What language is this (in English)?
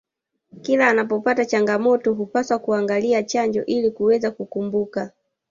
Swahili